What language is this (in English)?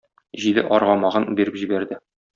Tatar